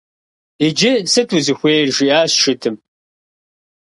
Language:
Kabardian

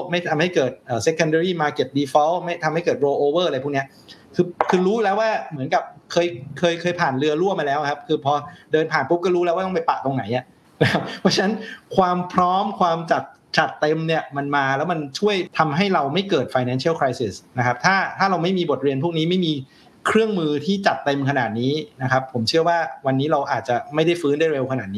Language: Thai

